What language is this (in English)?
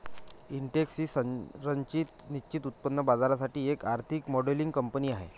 Marathi